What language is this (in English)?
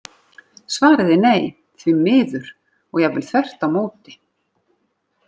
Icelandic